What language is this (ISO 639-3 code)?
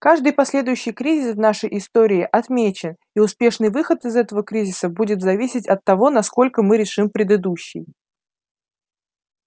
rus